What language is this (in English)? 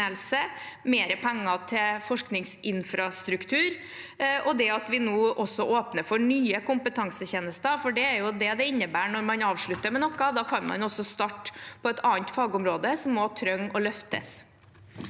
Norwegian